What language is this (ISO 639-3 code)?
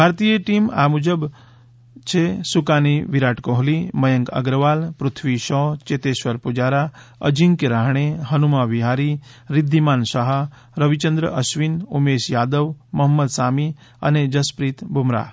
guj